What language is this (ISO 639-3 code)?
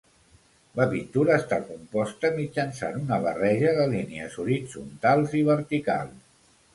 cat